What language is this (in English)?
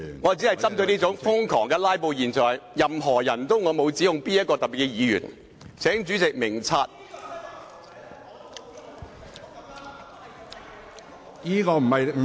Cantonese